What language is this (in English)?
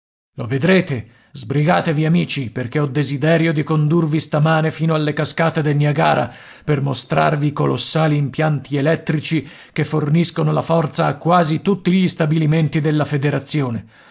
Italian